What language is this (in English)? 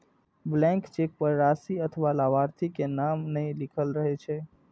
Maithili